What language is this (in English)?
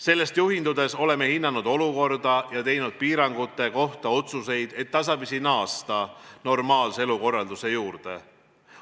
Estonian